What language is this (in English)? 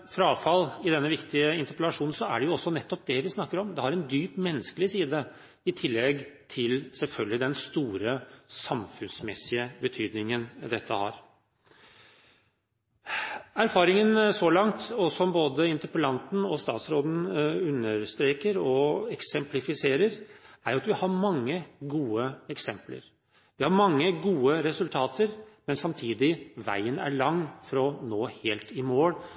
Norwegian Bokmål